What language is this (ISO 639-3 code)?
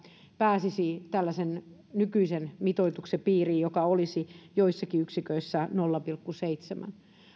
fin